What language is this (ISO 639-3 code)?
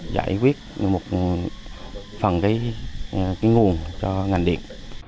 vie